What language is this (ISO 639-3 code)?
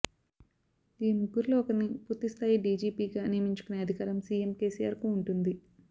tel